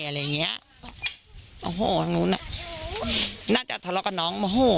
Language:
Thai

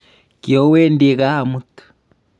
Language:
Kalenjin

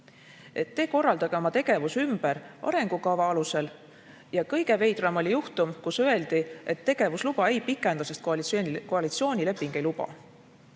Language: Estonian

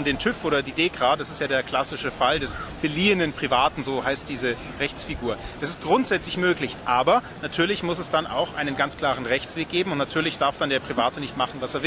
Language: German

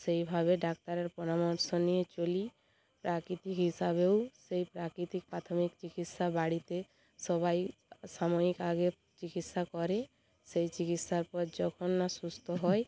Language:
Bangla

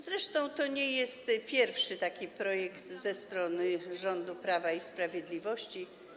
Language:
Polish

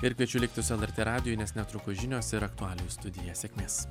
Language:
Lithuanian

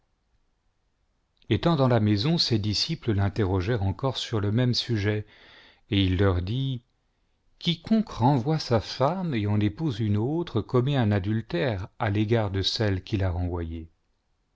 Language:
French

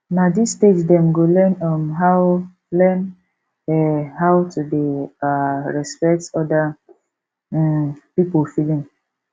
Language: Nigerian Pidgin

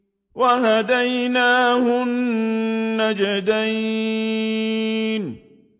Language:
Arabic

